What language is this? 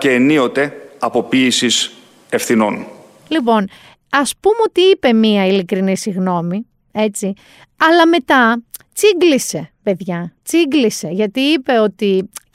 Greek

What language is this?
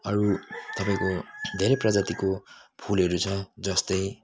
Nepali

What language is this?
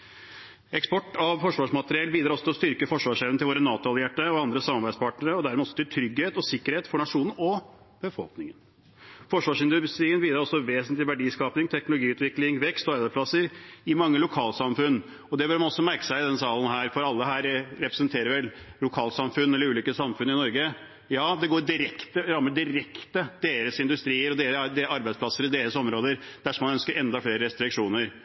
Norwegian Bokmål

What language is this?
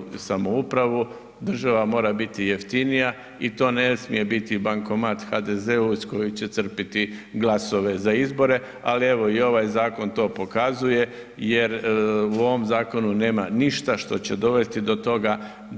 Croatian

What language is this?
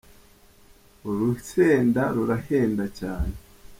Kinyarwanda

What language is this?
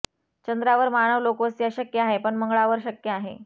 Marathi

